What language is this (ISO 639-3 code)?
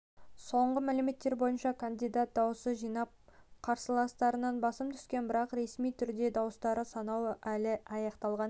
kaz